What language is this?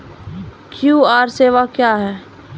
Maithili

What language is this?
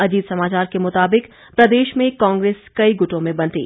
Hindi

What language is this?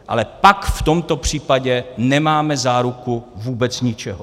Czech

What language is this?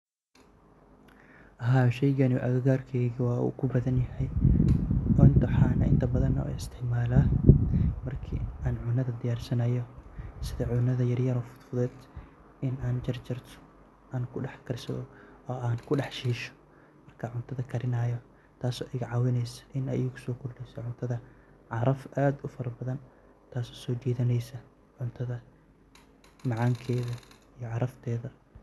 Somali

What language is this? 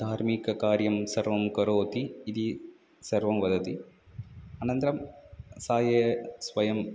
Sanskrit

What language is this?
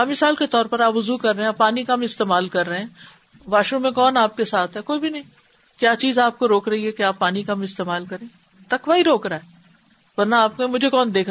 Urdu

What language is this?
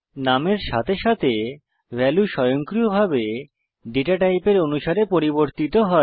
Bangla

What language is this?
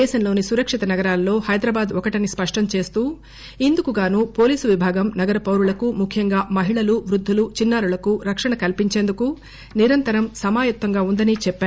Telugu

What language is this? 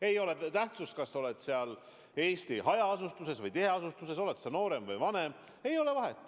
Estonian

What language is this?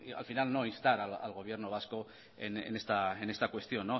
Spanish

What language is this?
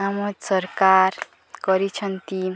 Odia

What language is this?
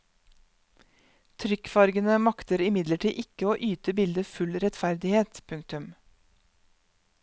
Norwegian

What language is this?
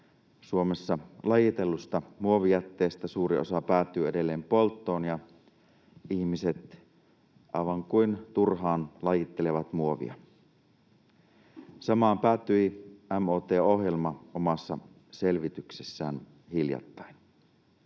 Finnish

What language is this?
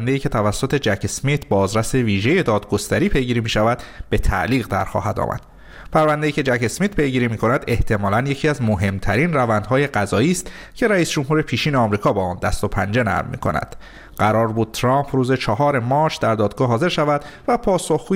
Persian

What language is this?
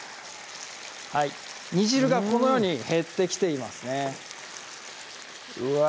Japanese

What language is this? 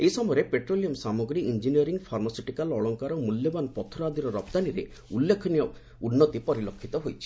Odia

